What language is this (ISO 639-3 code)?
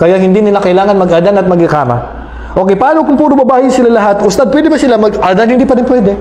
fil